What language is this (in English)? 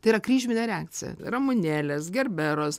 Lithuanian